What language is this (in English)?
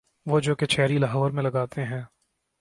Urdu